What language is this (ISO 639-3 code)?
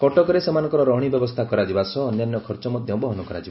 ori